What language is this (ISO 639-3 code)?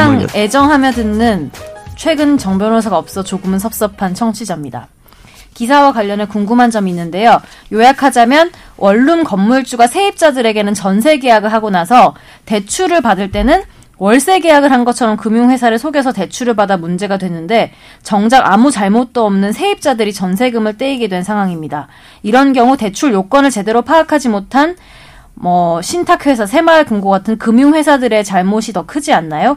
kor